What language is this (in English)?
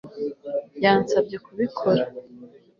Kinyarwanda